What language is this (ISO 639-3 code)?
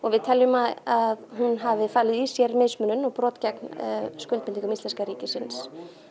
isl